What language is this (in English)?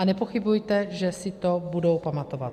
Czech